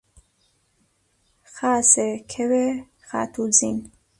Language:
Central Kurdish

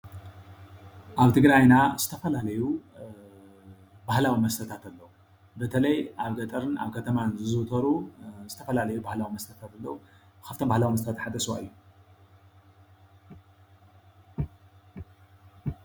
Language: Tigrinya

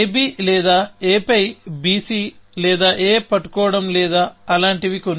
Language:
Telugu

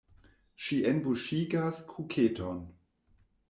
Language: Esperanto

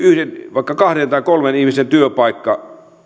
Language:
Finnish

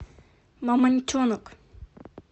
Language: Russian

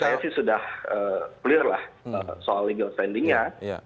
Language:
Indonesian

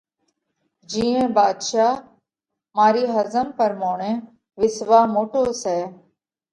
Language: Parkari Koli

